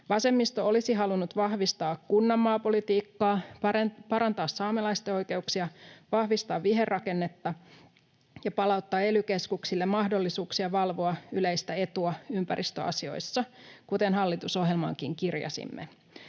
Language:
Finnish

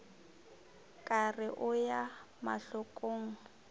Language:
Northern Sotho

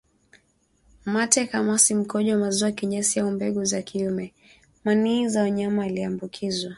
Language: Swahili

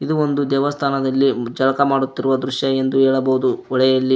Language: Kannada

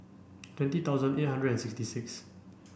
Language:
English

